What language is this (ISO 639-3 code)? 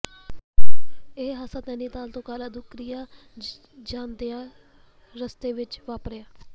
pan